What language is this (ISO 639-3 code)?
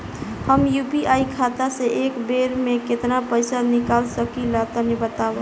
bho